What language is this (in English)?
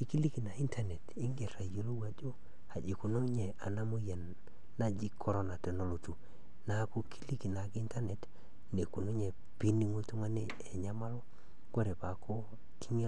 Masai